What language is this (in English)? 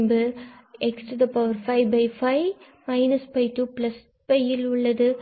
Tamil